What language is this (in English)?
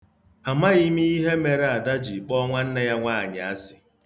Igbo